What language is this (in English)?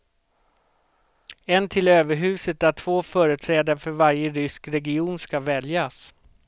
Swedish